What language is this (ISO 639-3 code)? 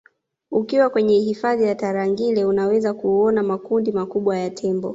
swa